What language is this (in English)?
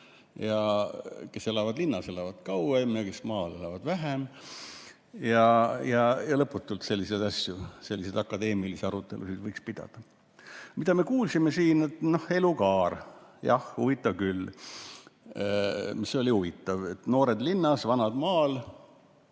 Estonian